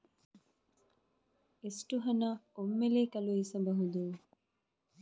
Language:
Kannada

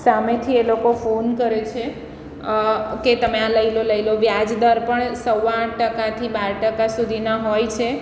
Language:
Gujarati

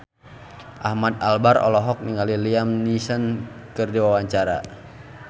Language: Sundanese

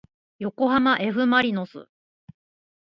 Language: Japanese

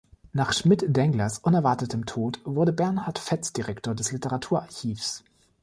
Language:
German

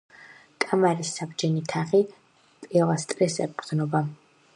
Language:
Georgian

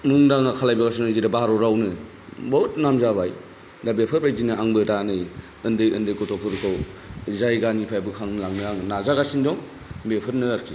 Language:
Bodo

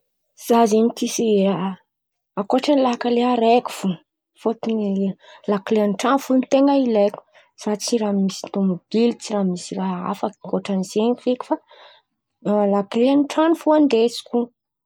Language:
Antankarana Malagasy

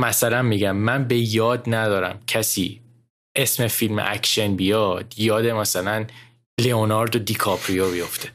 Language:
Persian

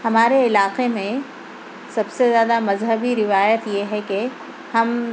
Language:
Urdu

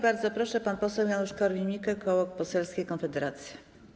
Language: Polish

